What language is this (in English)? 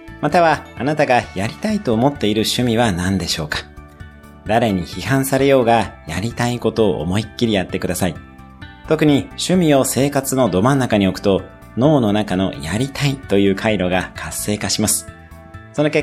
Japanese